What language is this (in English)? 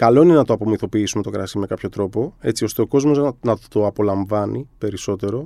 Greek